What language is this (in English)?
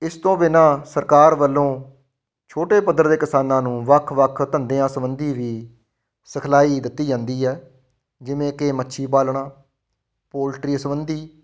Punjabi